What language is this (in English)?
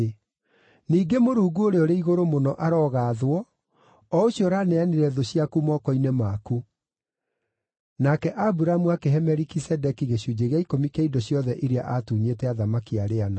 Kikuyu